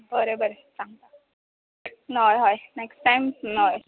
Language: Konkani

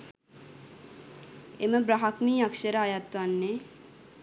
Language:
Sinhala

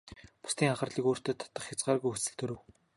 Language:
Mongolian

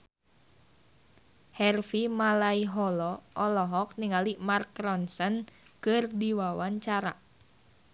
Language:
Sundanese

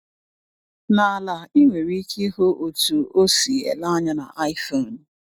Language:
Igbo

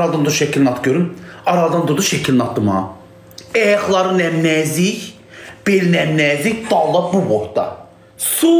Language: Turkish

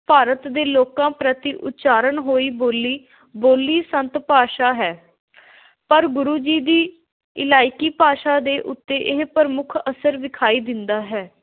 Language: Punjabi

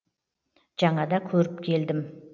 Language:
Kazakh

